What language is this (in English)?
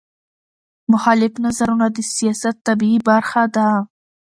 Pashto